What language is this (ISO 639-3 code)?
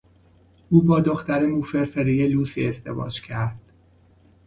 fas